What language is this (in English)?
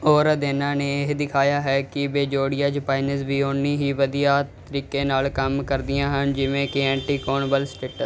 Punjabi